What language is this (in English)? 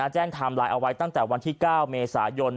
Thai